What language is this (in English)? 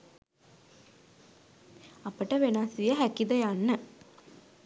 Sinhala